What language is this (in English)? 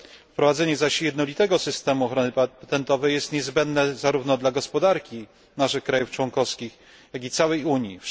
Polish